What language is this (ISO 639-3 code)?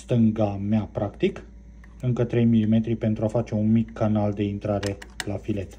ron